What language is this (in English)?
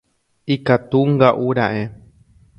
Guarani